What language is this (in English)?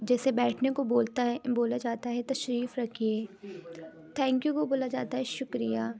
Urdu